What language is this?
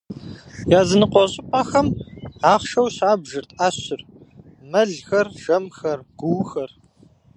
Kabardian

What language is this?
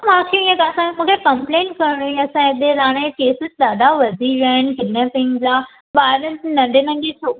Sindhi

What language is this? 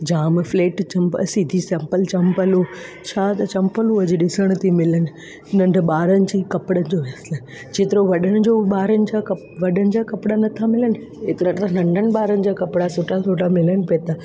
Sindhi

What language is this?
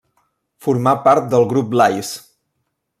Catalan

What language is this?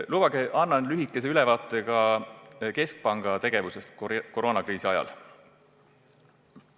Estonian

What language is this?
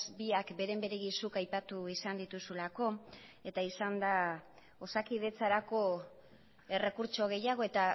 Basque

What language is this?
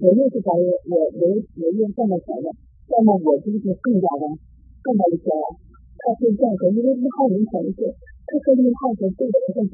Chinese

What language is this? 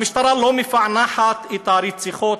Hebrew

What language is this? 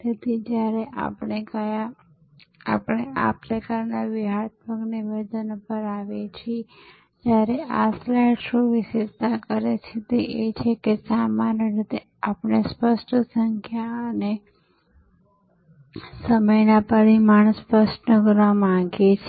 Gujarati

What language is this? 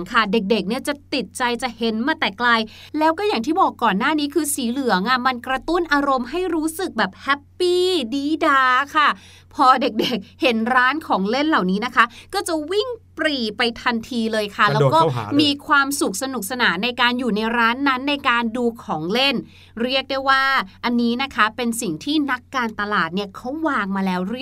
Thai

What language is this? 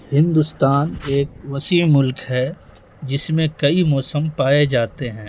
Urdu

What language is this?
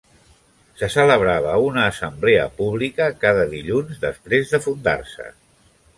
Catalan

